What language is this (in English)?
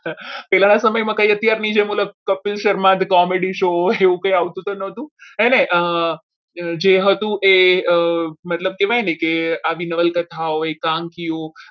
Gujarati